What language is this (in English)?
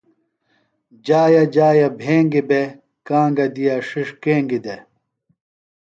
Phalura